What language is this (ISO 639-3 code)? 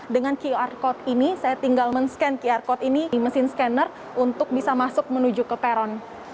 ind